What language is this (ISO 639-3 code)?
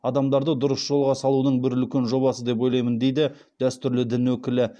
kaz